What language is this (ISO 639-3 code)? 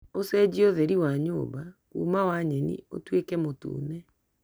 kik